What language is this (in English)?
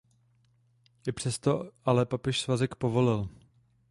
Czech